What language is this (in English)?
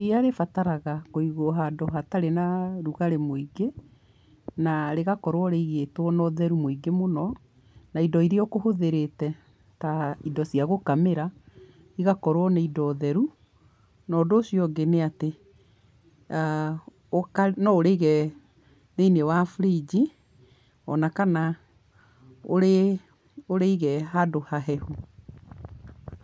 Kikuyu